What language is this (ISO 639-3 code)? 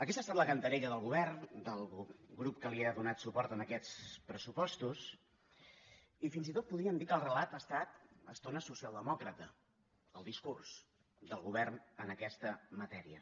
cat